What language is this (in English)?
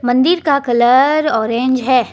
Hindi